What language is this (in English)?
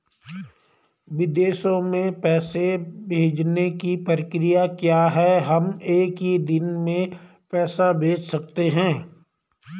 Hindi